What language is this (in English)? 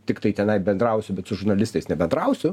Lithuanian